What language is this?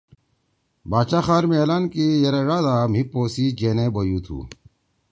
Torwali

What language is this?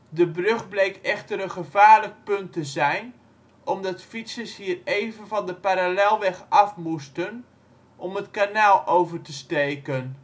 Dutch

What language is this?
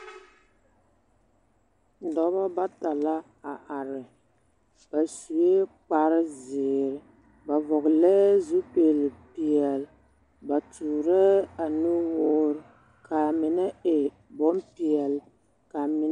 Southern Dagaare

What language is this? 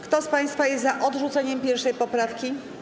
Polish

